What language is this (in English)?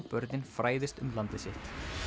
Icelandic